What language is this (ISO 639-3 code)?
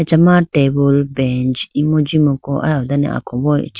clk